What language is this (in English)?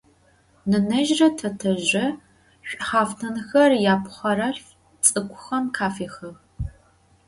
Adyghe